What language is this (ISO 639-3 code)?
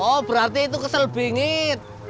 ind